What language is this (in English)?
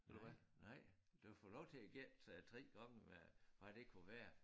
Danish